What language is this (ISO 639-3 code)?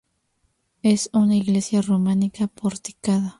spa